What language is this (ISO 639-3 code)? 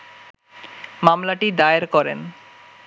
ben